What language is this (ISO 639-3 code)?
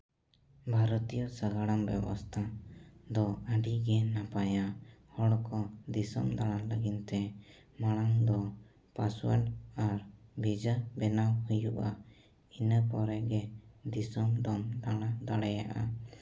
sat